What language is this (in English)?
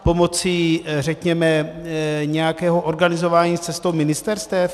Czech